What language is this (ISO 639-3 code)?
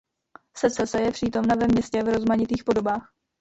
ces